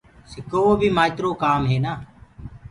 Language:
Gurgula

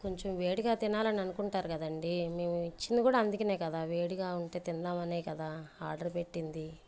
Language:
Telugu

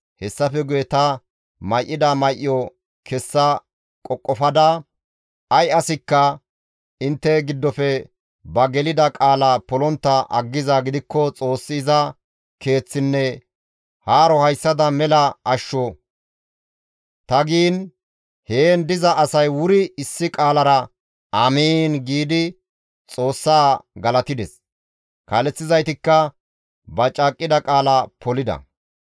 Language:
Gamo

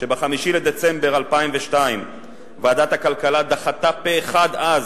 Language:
Hebrew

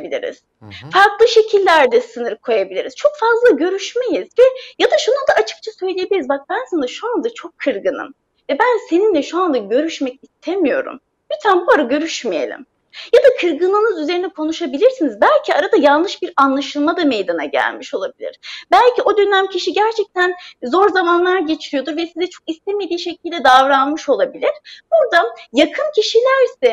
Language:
Turkish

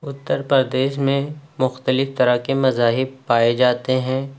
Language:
Urdu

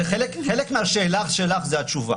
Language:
Hebrew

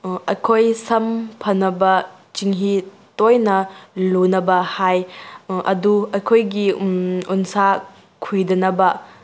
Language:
Manipuri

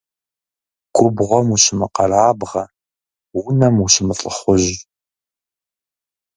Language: Kabardian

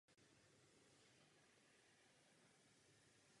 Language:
Czech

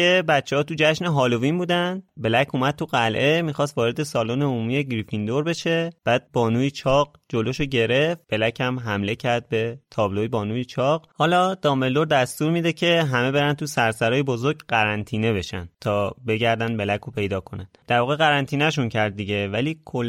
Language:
Persian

